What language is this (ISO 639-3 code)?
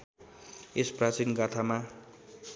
nep